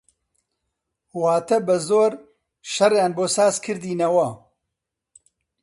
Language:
Central Kurdish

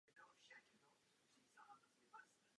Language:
Czech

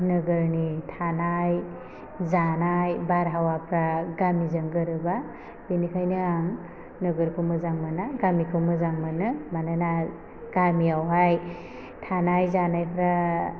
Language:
Bodo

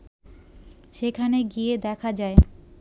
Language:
Bangla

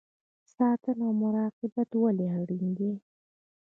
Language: Pashto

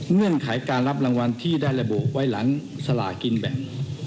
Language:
Thai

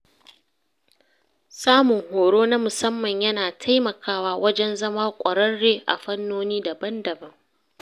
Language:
Hausa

